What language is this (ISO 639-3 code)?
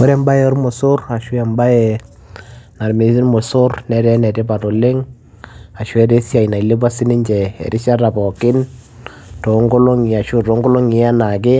mas